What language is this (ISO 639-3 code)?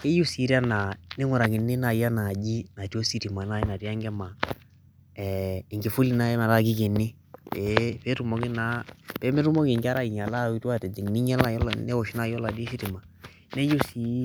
mas